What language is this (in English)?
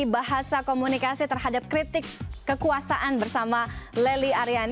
Indonesian